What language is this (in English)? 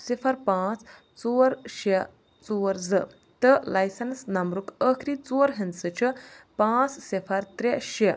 Kashmiri